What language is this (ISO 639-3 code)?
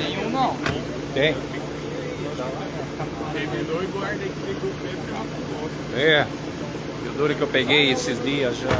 por